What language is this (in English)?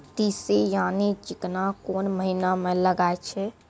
Maithili